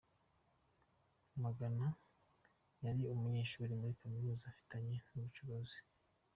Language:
Kinyarwanda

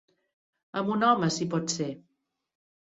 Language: Catalan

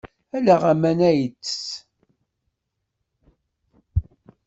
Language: Kabyle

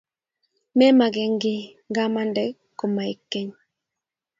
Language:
Kalenjin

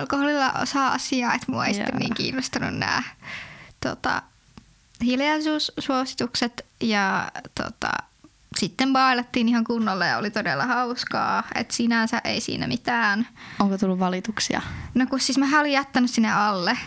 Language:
Finnish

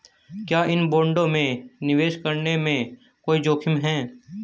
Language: Hindi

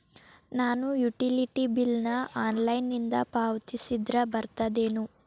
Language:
Kannada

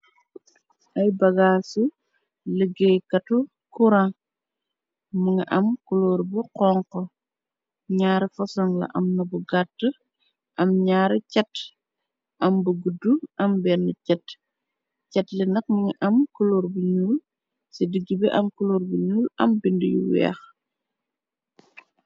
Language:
Wolof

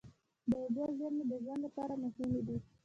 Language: Pashto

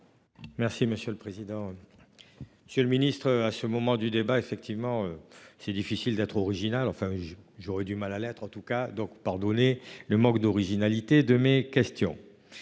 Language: French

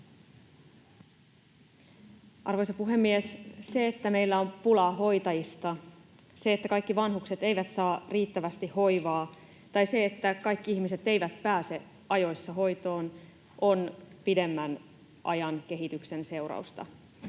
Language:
Finnish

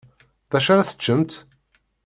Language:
Kabyle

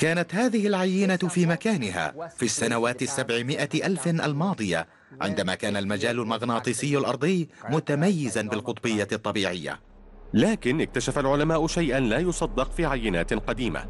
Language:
Arabic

